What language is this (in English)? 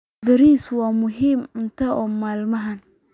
Somali